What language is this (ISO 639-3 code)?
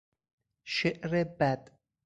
fas